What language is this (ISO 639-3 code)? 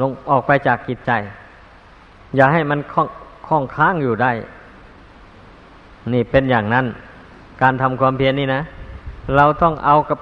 tha